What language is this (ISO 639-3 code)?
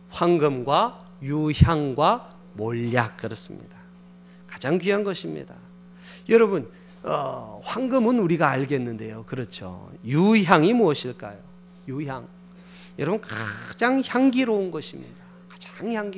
kor